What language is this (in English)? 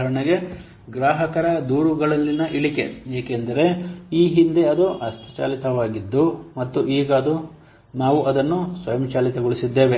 Kannada